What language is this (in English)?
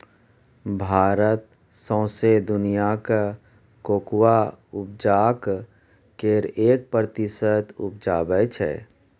Maithili